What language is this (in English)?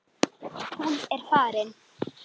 Icelandic